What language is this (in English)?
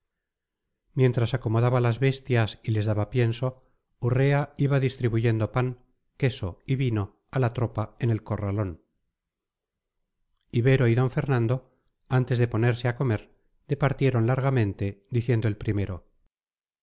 Spanish